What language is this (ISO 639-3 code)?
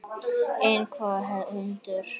isl